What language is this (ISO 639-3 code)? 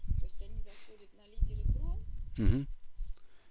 rus